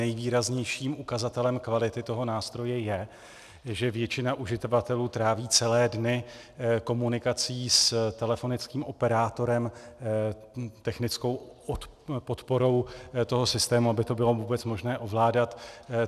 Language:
Czech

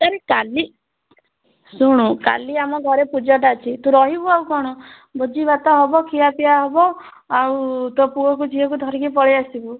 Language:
Odia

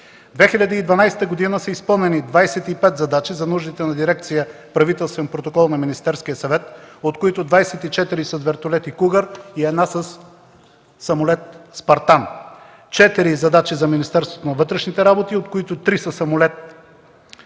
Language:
Bulgarian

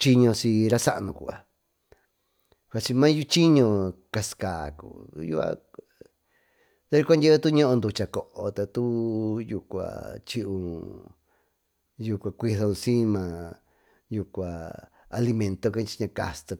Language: Tututepec Mixtec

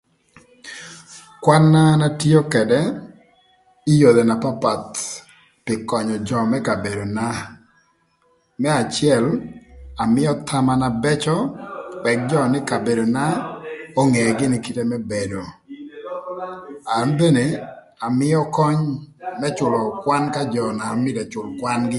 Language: Thur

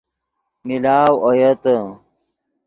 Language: Yidgha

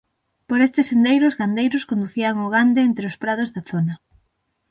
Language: Galician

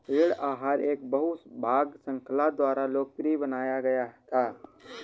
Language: Hindi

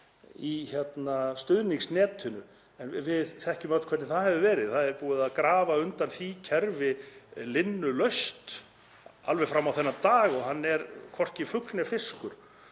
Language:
Icelandic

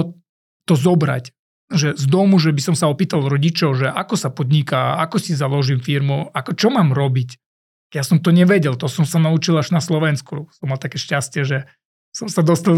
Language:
Slovak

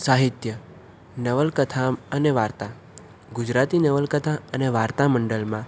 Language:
Gujarati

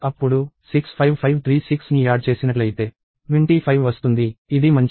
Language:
Telugu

